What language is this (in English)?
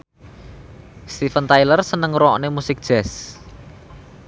Javanese